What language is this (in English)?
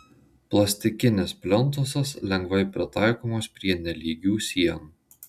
Lithuanian